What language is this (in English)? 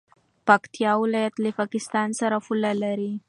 Pashto